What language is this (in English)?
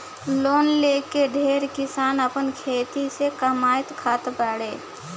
Bhojpuri